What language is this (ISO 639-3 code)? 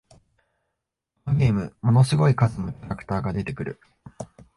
jpn